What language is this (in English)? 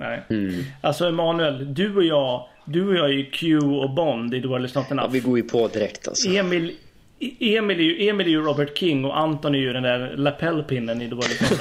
Swedish